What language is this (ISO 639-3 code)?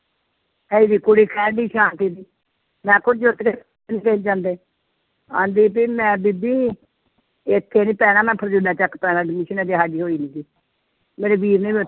pan